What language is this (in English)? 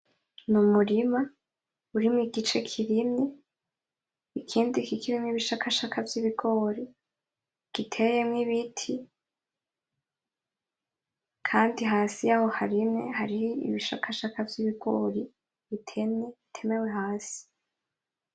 Rundi